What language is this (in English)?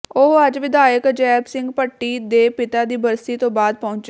Punjabi